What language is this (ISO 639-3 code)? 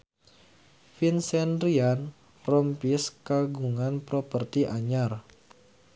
sun